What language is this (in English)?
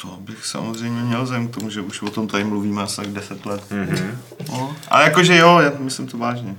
Czech